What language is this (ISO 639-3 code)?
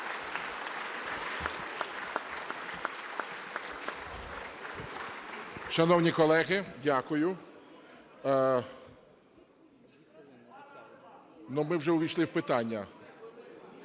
ukr